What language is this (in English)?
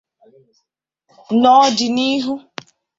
Igbo